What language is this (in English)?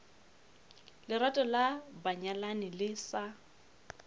Northern Sotho